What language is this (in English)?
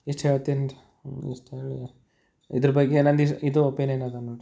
Kannada